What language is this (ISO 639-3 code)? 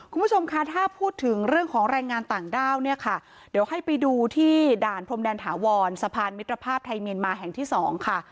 tha